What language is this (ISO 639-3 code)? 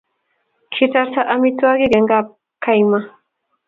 kln